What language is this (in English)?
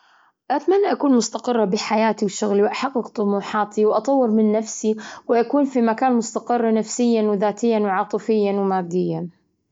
Gulf Arabic